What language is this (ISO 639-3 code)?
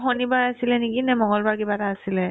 asm